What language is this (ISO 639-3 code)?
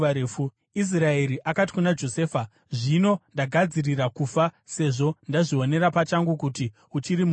sna